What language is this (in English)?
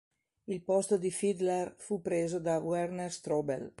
Italian